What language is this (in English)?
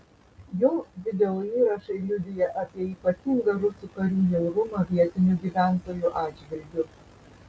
Lithuanian